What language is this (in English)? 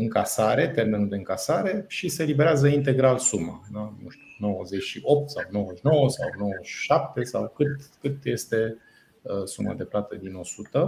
Romanian